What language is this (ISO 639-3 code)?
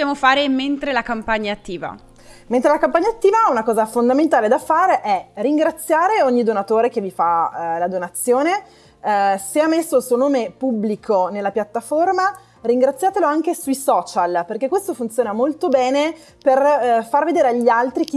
ita